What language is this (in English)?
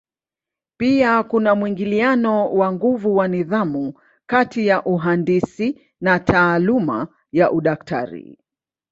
Swahili